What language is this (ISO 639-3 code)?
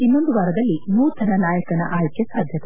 kan